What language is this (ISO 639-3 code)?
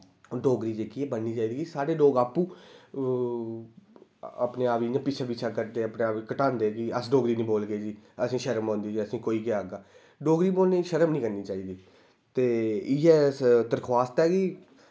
doi